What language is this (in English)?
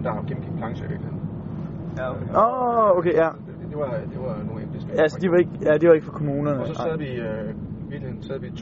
Danish